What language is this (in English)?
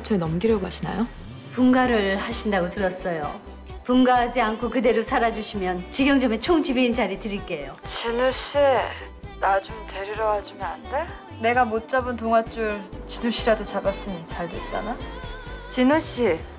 Korean